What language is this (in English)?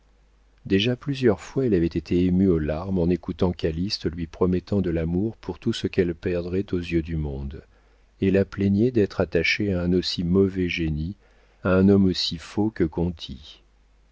French